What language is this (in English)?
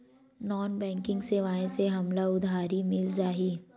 Chhattisgarhi